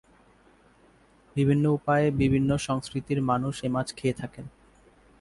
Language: Bangla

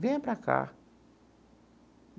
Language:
Portuguese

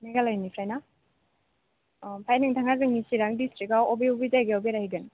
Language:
Bodo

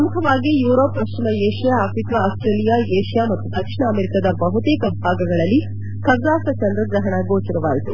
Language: Kannada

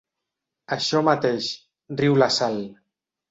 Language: Catalan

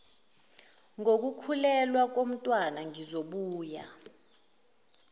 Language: Zulu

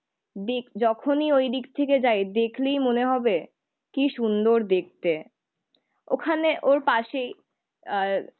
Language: Bangla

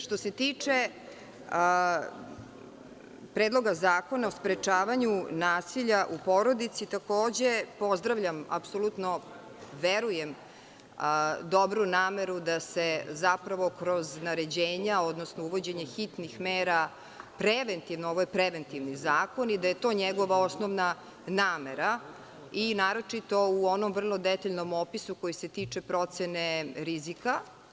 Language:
Serbian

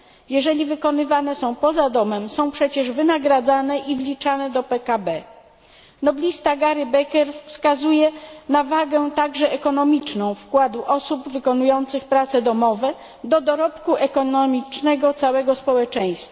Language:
Polish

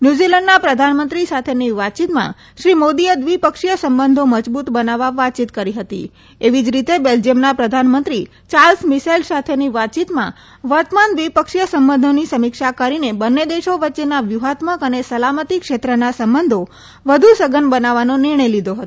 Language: Gujarati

